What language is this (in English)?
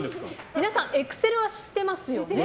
Japanese